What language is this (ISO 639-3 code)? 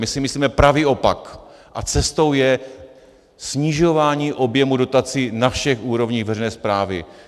ces